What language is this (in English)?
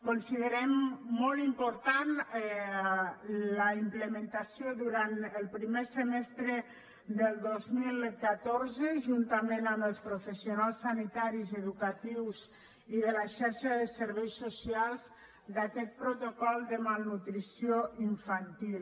Catalan